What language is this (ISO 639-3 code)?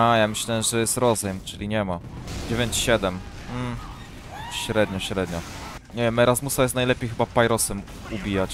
pol